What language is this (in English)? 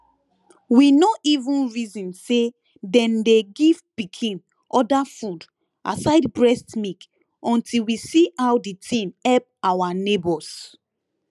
Nigerian Pidgin